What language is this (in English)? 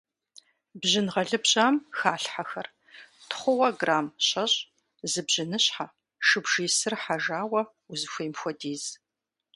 Kabardian